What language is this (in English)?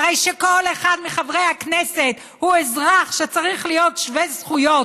Hebrew